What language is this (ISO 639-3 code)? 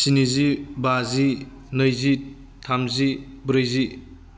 brx